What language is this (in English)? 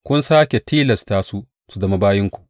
Hausa